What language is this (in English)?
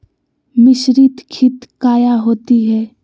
Magahi